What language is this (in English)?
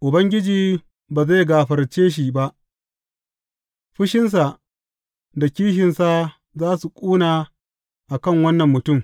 Hausa